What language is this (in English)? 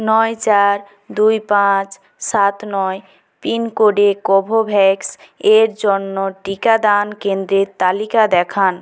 Bangla